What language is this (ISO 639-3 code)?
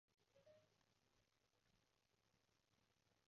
yue